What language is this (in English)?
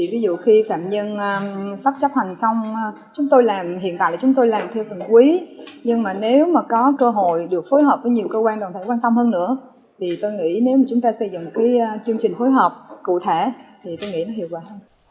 Vietnamese